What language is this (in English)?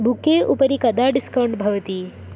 Sanskrit